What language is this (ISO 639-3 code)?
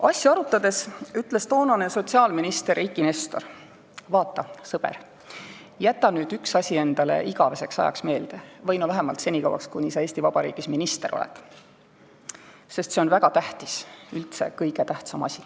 est